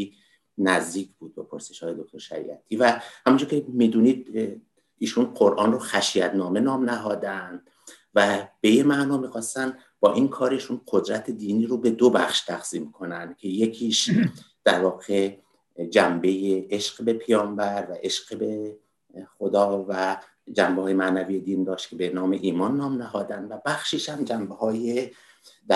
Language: Persian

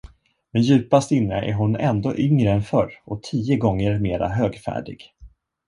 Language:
Swedish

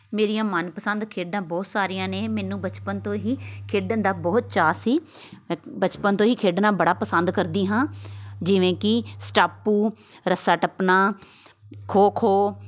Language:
Punjabi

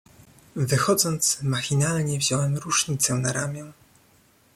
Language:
Polish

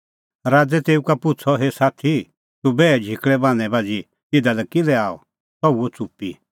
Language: Kullu Pahari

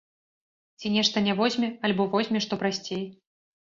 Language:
Belarusian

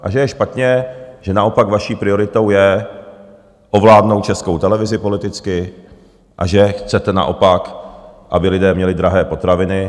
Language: Czech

